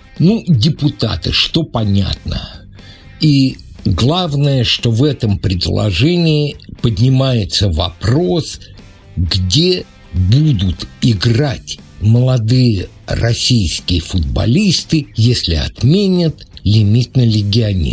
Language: Russian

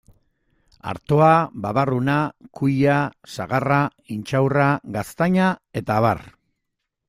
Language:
Basque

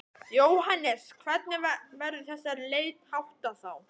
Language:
Icelandic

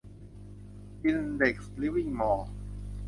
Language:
Thai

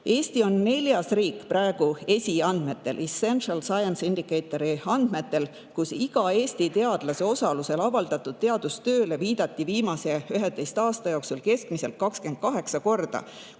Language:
Estonian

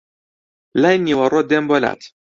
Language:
Central Kurdish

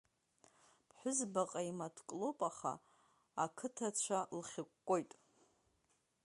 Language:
Abkhazian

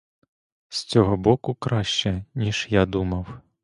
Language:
Ukrainian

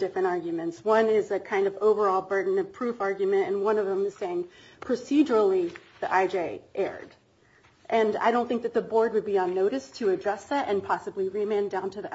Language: English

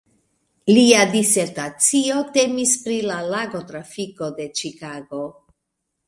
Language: Esperanto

